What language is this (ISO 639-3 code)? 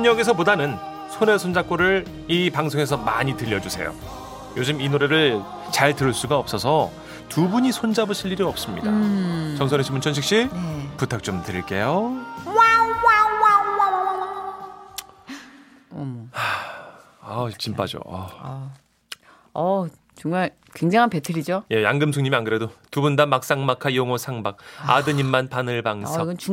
kor